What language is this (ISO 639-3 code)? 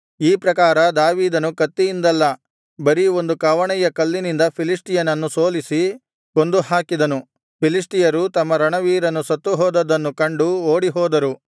kan